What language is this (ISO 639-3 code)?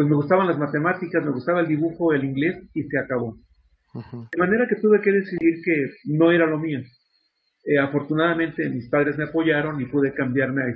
spa